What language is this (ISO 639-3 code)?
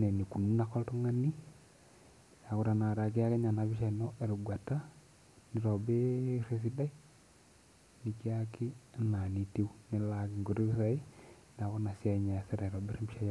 mas